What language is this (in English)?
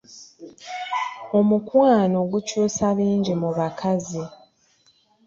Ganda